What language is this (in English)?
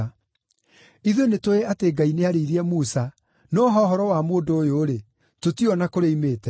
Kikuyu